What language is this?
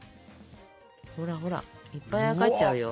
Japanese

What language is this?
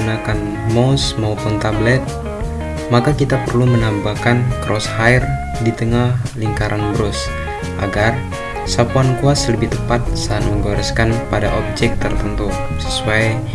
Indonesian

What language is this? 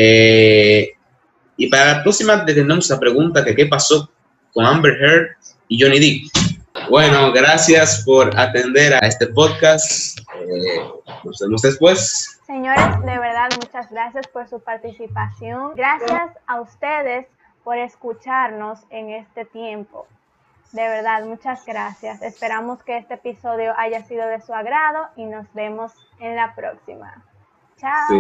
Spanish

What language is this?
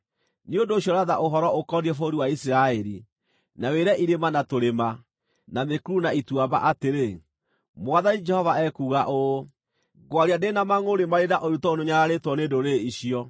Kikuyu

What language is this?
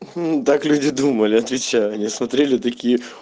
Russian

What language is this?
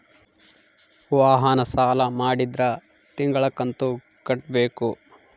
Kannada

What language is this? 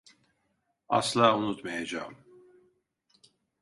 Turkish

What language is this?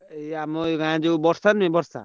Odia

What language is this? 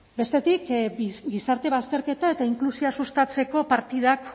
Basque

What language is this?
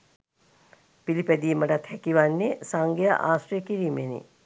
Sinhala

